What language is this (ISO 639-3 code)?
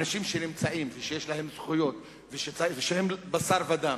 heb